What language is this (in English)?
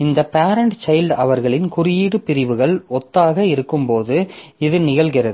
Tamil